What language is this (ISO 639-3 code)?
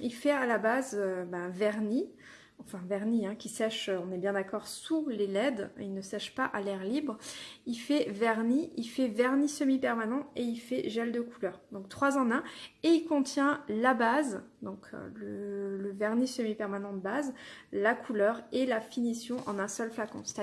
fra